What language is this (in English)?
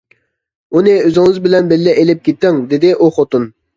Uyghur